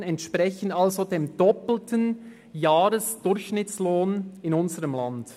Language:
Swiss German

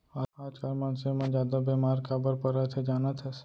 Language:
Chhattisgarhi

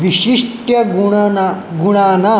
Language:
Sanskrit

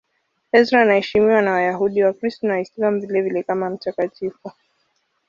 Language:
Swahili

